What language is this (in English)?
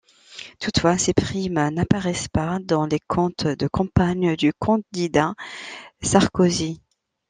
French